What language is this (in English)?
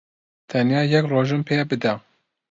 Central Kurdish